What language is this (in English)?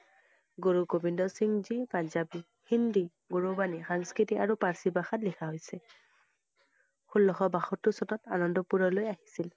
Assamese